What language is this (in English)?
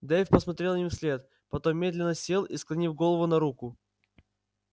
Russian